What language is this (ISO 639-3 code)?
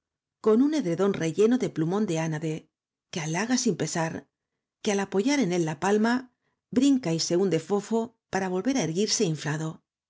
spa